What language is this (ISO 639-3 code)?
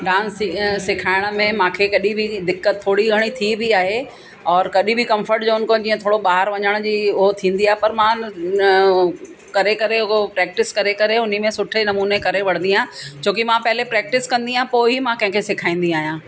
snd